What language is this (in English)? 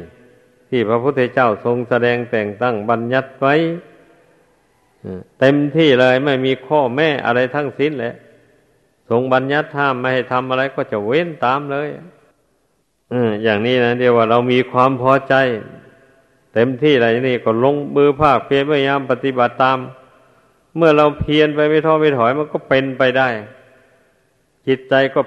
Thai